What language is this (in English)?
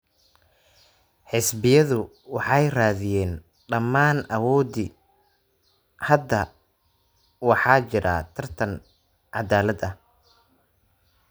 Somali